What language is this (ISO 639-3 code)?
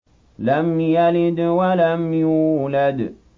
ara